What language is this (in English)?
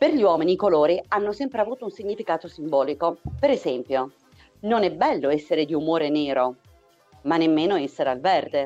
Italian